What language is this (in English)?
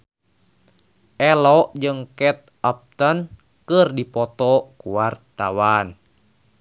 Sundanese